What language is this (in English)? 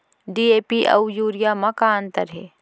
Chhattisgarhi